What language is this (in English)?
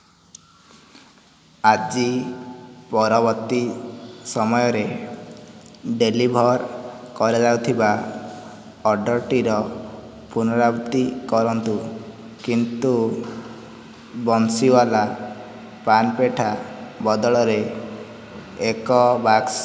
Odia